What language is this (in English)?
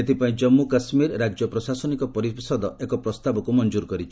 Odia